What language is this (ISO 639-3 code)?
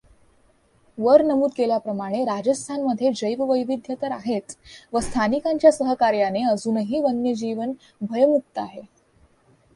mar